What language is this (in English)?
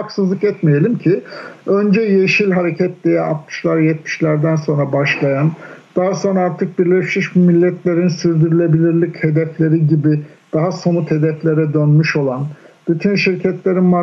Turkish